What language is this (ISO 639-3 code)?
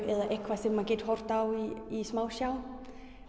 isl